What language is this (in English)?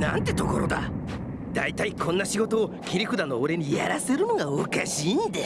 Japanese